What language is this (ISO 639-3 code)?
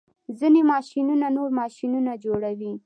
pus